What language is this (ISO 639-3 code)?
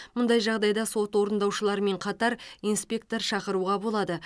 kaz